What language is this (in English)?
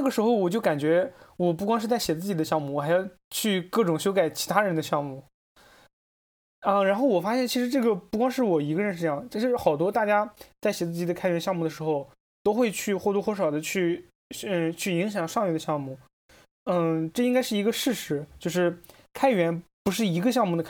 Chinese